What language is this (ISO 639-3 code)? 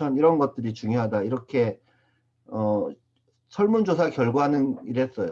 kor